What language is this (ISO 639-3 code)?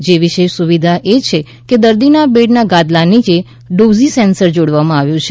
guj